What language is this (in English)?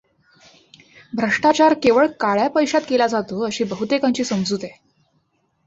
Marathi